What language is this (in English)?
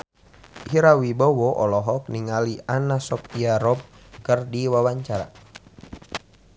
Sundanese